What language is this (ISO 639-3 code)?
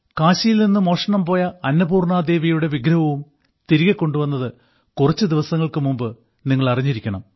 mal